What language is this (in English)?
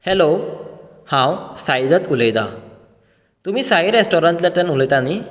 Konkani